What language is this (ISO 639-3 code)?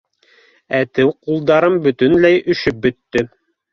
bak